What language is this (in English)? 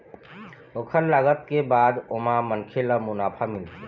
Chhattisgarhi